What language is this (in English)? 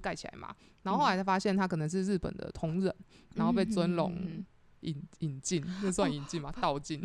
Chinese